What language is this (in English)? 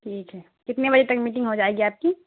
Urdu